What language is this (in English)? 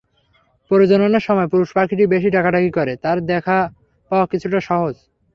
Bangla